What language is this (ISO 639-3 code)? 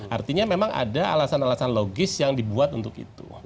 ind